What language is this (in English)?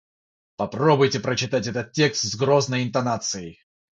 Russian